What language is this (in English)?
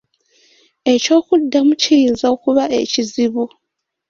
Ganda